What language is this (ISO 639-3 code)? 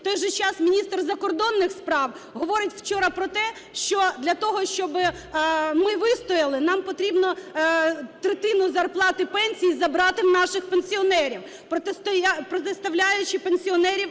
ukr